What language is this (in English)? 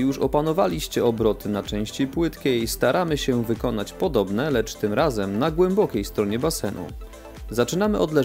Polish